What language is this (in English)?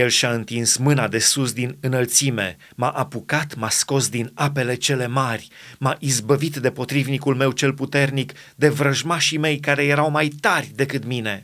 Romanian